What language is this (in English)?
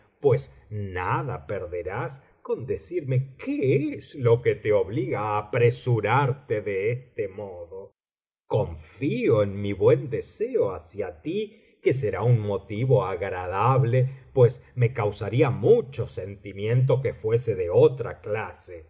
Spanish